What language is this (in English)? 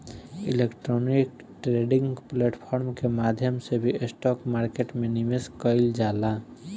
Bhojpuri